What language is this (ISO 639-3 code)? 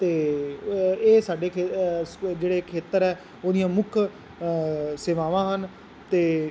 pan